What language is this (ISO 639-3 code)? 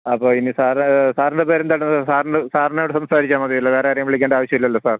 mal